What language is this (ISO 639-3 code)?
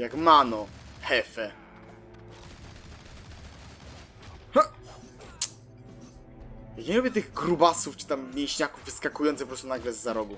pol